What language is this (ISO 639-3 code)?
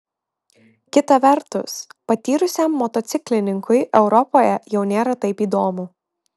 lit